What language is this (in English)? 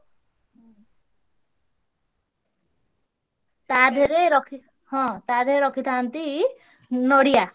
Odia